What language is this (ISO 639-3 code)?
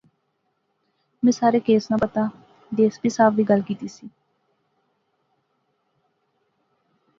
phr